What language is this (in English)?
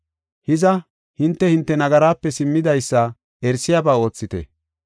Gofa